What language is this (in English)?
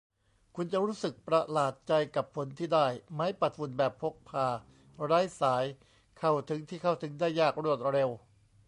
Thai